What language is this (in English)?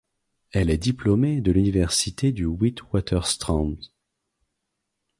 French